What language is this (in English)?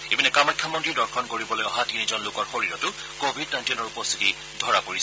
Assamese